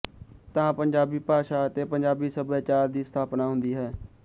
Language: Punjabi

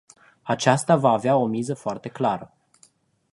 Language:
Romanian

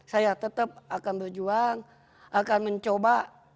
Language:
Indonesian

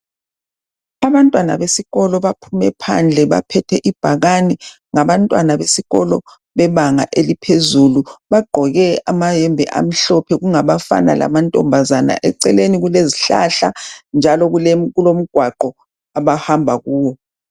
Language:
North Ndebele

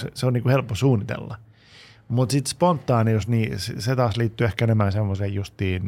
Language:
Finnish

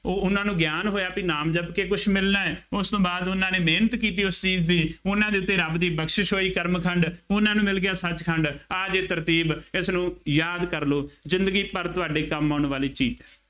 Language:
Punjabi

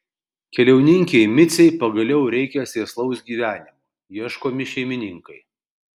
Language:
Lithuanian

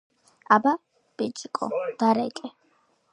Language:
Georgian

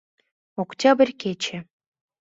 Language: Mari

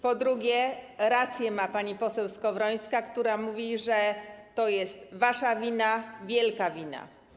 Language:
Polish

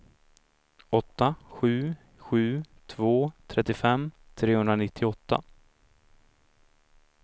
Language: Swedish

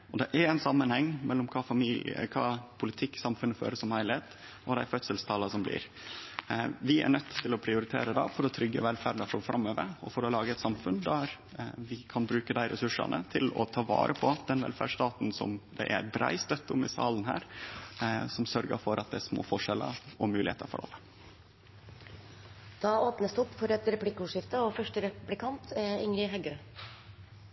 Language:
Norwegian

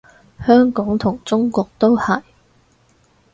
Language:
Cantonese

